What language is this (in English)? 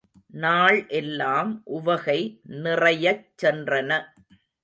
Tamil